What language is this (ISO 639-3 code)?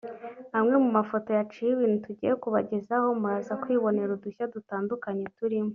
kin